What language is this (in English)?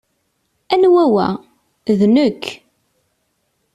Kabyle